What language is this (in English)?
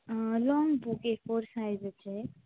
Konkani